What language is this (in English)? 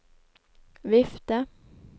Norwegian